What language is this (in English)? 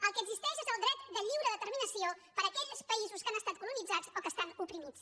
Catalan